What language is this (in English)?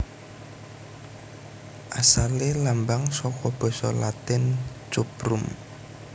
Javanese